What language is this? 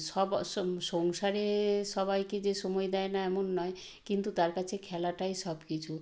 Bangla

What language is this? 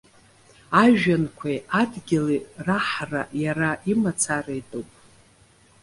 Abkhazian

